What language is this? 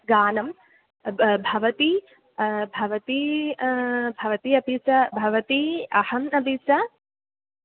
Sanskrit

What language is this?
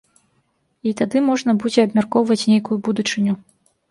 Belarusian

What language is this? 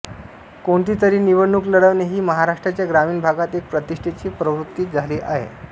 Marathi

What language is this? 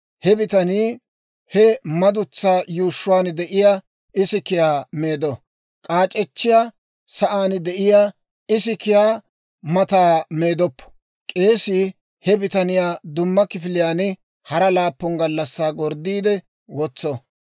Dawro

